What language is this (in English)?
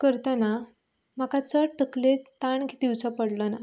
Konkani